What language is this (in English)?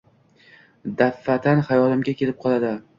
Uzbek